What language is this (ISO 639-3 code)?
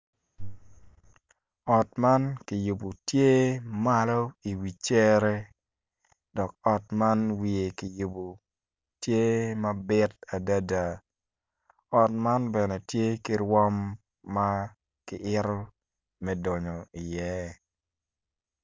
ach